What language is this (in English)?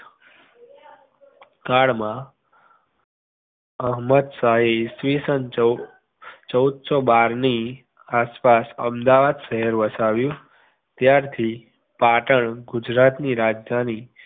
Gujarati